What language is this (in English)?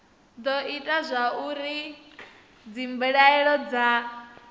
Venda